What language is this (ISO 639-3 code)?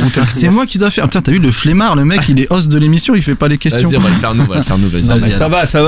fra